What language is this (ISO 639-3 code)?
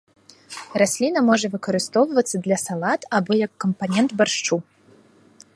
bel